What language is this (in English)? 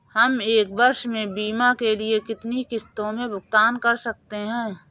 Hindi